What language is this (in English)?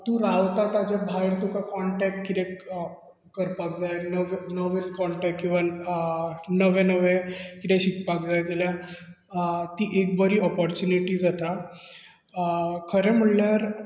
Konkani